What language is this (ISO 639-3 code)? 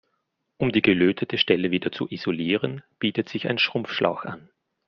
deu